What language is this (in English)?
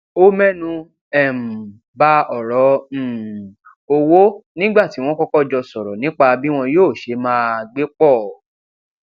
Yoruba